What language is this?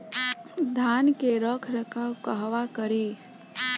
Bhojpuri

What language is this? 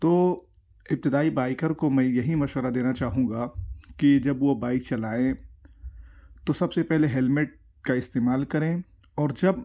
Urdu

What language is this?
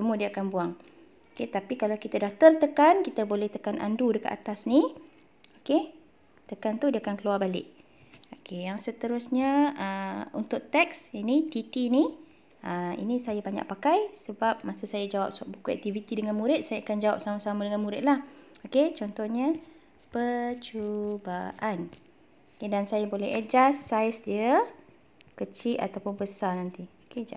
Malay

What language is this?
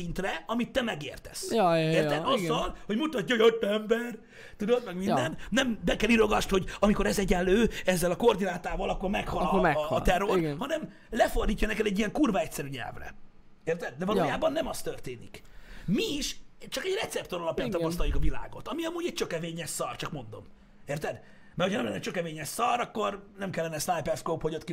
Hungarian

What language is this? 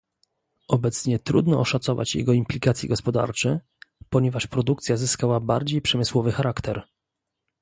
Polish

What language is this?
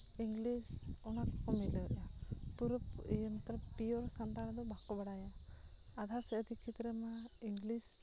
Santali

